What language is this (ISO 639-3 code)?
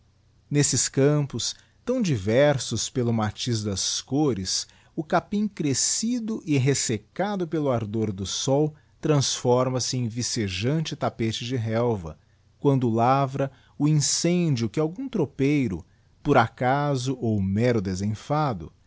por